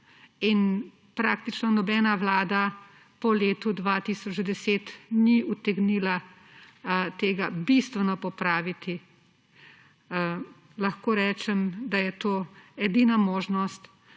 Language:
Slovenian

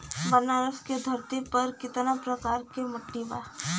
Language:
Bhojpuri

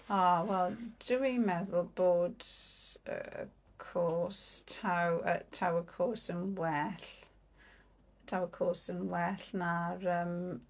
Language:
Welsh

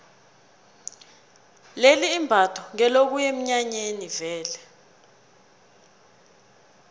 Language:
South Ndebele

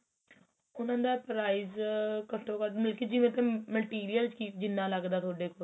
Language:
Punjabi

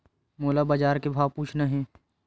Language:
Chhattisgarhi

